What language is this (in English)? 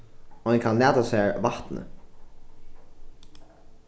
Faroese